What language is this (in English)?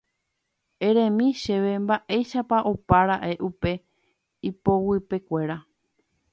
Guarani